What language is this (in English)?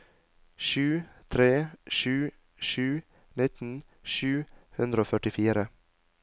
Norwegian